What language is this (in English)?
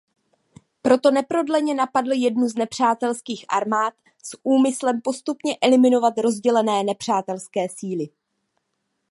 Czech